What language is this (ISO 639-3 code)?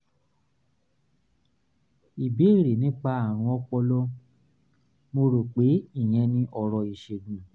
yor